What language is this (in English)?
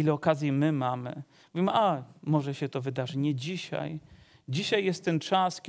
Polish